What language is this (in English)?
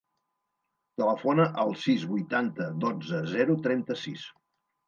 Catalan